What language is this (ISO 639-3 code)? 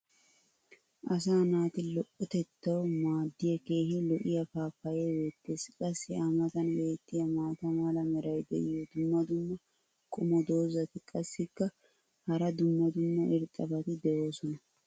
wal